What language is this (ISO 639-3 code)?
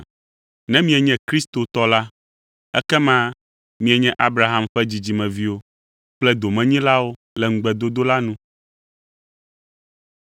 ewe